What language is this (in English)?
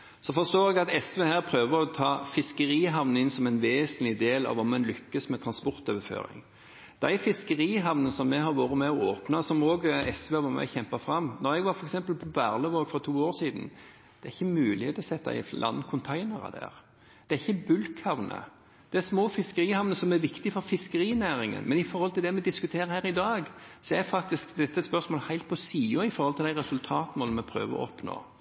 Norwegian Bokmål